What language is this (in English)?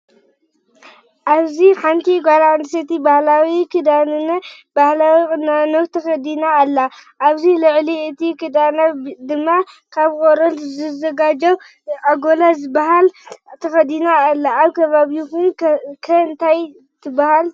Tigrinya